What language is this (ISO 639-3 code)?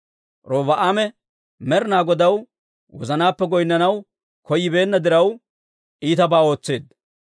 dwr